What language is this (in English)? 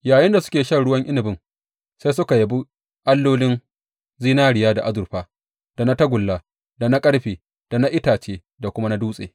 Hausa